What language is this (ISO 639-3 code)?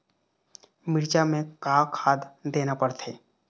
hne